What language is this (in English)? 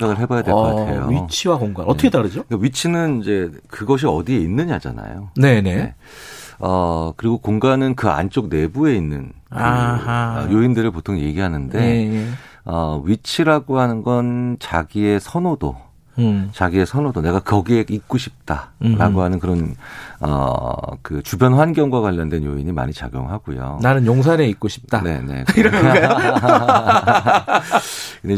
Korean